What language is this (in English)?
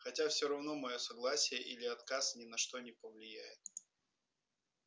Russian